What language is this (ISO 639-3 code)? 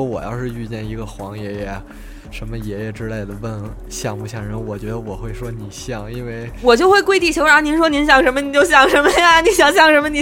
zho